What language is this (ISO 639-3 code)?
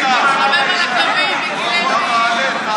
heb